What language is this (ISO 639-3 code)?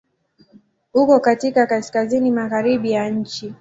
swa